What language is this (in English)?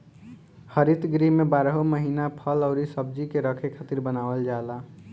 Bhojpuri